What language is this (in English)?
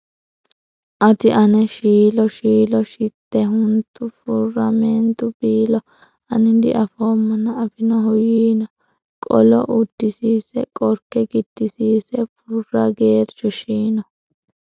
Sidamo